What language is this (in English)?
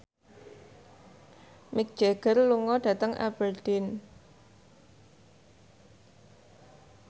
Javanese